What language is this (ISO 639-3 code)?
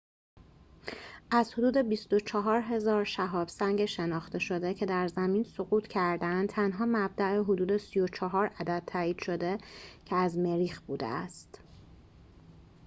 fas